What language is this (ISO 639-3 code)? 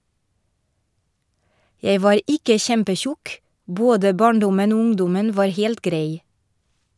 nor